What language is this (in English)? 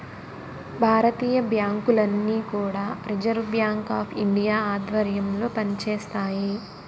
Telugu